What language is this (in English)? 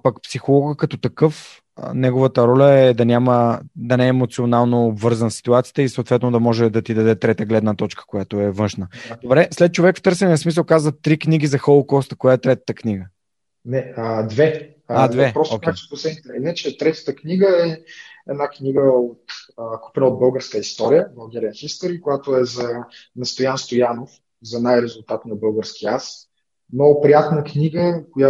Bulgarian